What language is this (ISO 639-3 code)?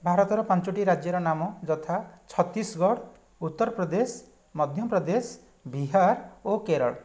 ori